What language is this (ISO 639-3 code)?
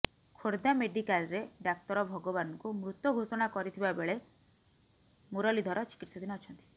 ori